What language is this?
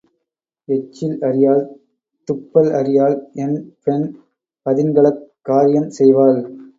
Tamil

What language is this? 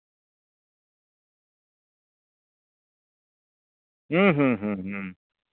Santali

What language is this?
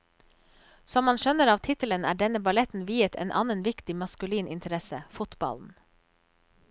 Norwegian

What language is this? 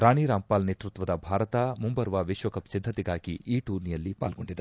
Kannada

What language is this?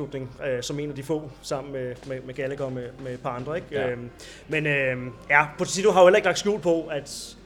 Danish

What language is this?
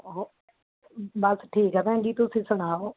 Punjabi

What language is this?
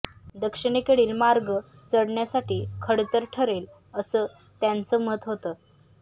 Marathi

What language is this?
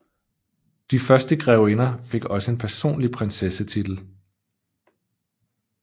Danish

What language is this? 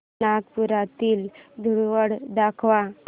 Marathi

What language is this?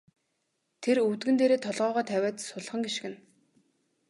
Mongolian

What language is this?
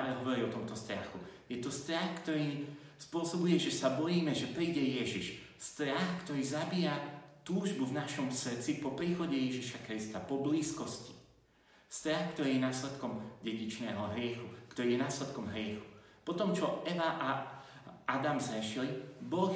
Slovak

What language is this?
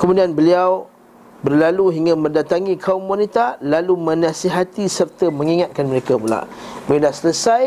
Malay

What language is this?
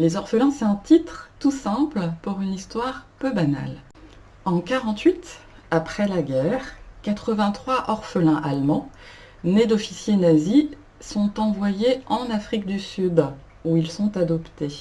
French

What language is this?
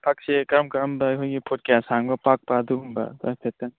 Manipuri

